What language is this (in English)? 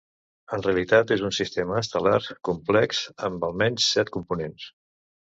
Catalan